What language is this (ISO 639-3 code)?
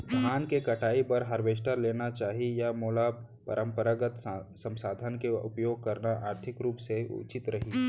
hne